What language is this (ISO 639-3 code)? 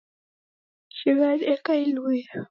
dav